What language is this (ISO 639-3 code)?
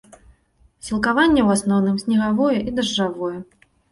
bel